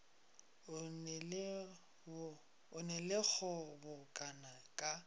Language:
Northern Sotho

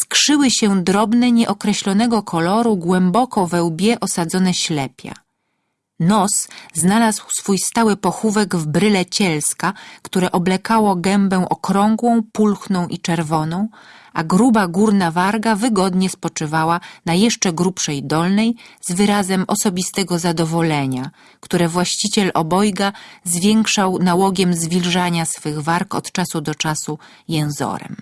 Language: Polish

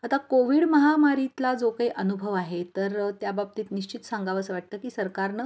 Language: Marathi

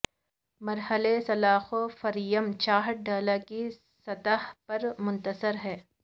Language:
Urdu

